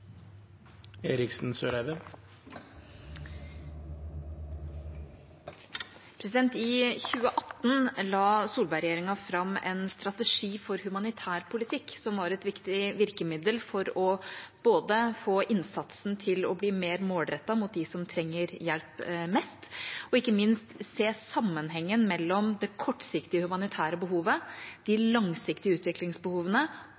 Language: Norwegian Bokmål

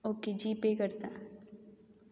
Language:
Konkani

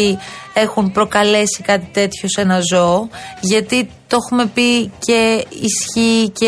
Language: Greek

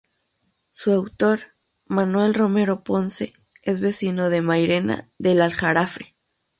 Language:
Spanish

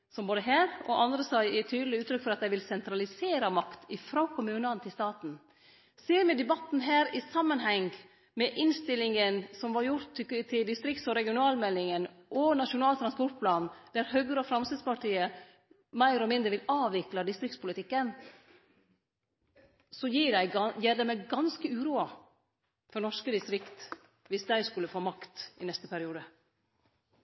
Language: Norwegian Nynorsk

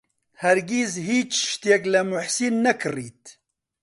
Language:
Central Kurdish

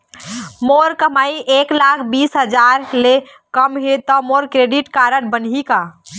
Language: Chhattisgarhi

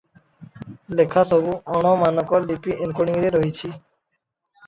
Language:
Odia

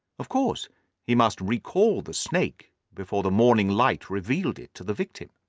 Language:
English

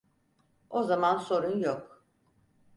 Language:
Turkish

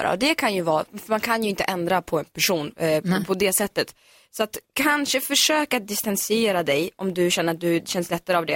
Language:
Swedish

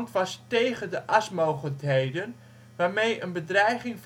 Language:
Dutch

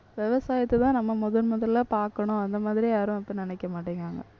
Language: Tamil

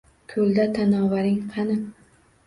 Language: Uzbek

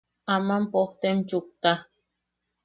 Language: Yaqui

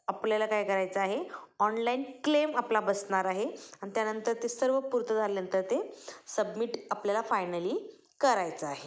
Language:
Marathi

